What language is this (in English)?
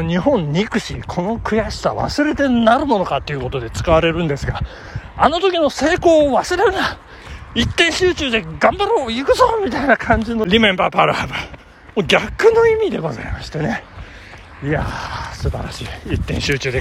Japanese